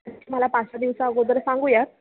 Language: Marathi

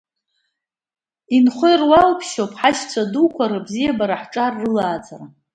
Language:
Abkhazian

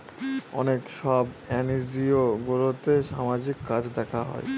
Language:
Bangla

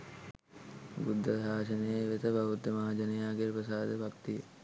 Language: Sinhala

